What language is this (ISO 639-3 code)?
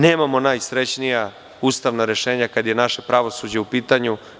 srp